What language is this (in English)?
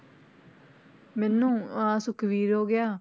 Punjabi